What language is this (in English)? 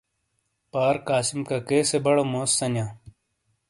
Shina